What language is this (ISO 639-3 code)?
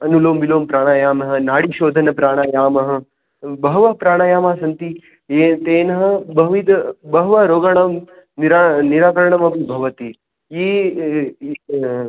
san